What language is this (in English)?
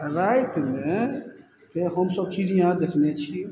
Maithili